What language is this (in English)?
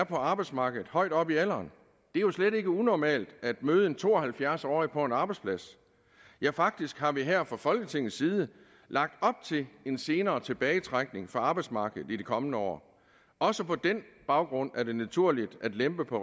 Danish